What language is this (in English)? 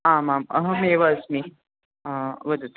Sanskrit